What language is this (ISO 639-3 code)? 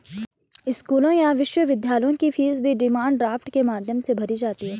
hin